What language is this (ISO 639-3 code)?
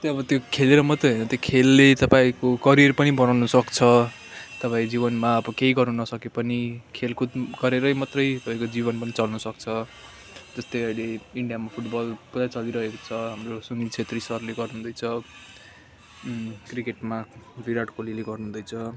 nep